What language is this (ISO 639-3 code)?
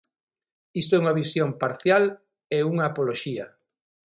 glg